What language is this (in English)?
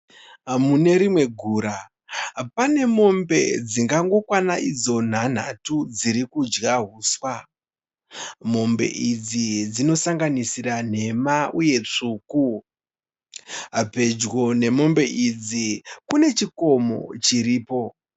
Shona